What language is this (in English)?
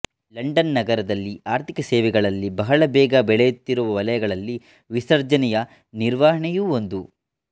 Kannada